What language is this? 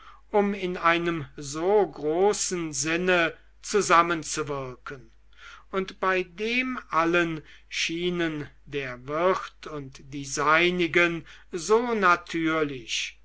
German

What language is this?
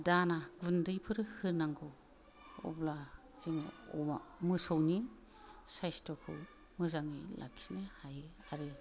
Bodo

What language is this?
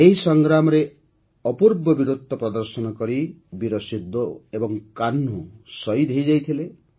Odia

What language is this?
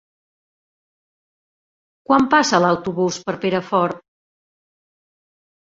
Catalan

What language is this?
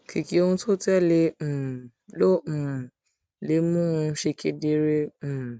Yoruba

